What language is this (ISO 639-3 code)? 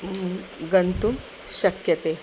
san